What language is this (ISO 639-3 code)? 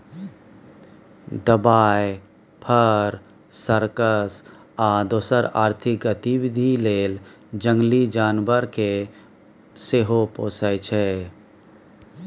mai